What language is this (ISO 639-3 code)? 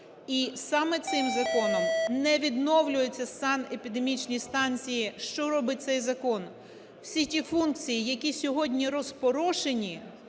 ukr